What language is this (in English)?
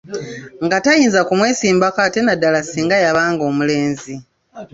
Ganda